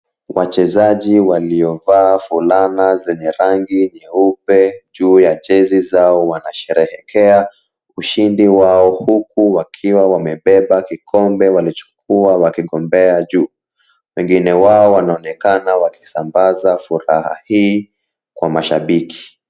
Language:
Swahili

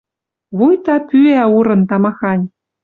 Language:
Western Mari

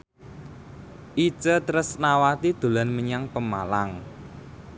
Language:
Javanese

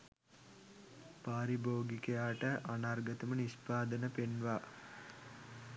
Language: Sinhala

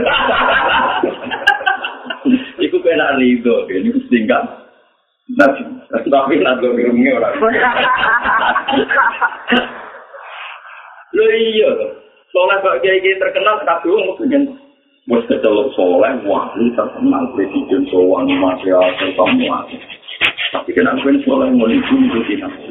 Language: Malay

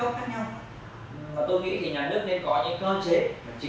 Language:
Vietnamese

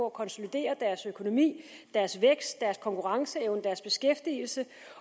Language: Danish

